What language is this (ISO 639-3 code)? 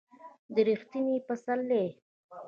pus